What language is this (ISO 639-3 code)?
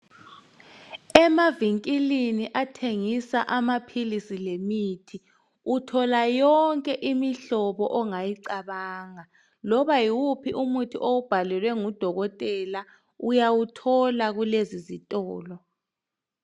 nde